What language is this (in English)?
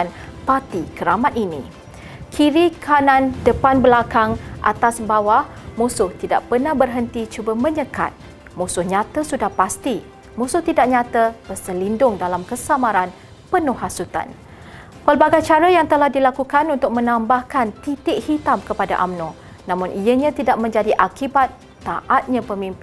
Malay